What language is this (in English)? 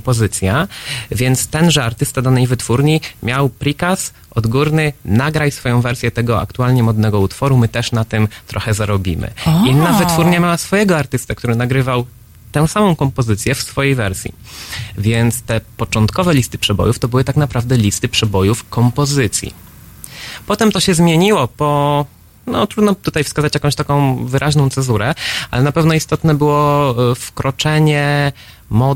Polish